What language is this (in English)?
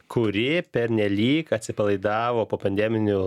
Lithuanian